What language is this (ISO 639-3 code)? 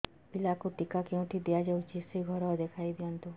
ori